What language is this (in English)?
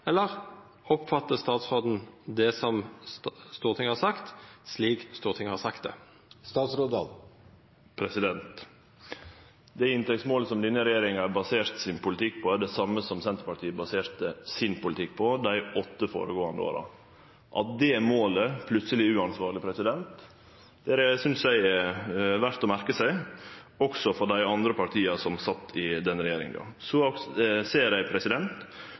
Norwegian Nynorsk